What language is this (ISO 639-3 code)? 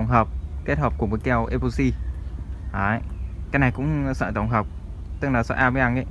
vie